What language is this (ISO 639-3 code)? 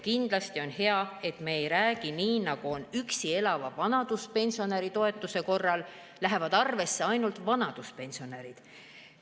est